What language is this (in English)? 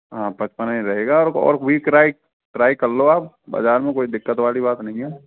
Hindi